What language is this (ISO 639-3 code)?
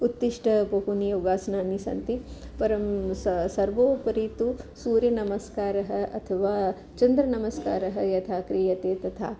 san